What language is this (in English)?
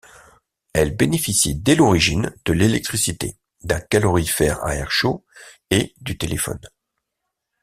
French